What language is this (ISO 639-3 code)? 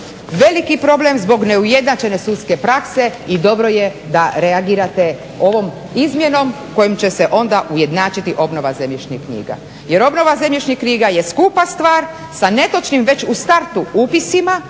hrv